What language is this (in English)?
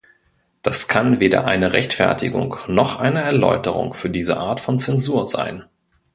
German